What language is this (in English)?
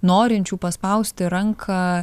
Lithuanian